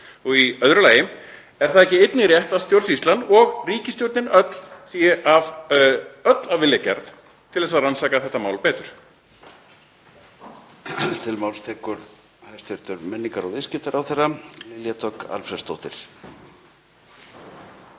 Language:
Icelandic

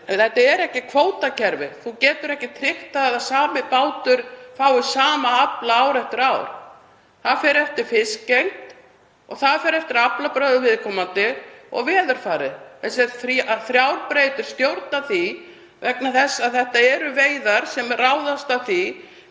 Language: Icelandic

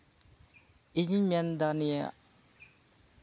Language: Santali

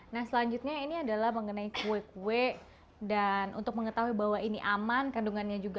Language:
Indonesian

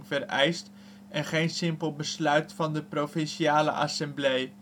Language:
Dutch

